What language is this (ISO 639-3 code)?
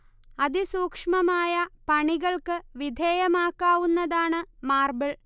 mal